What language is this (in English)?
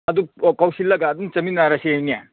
Manipuri